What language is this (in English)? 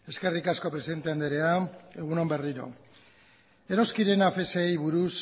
Basque